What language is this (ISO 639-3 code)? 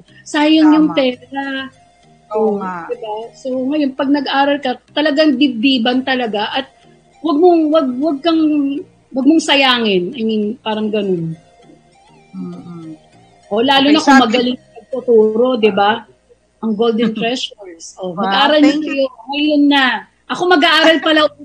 fil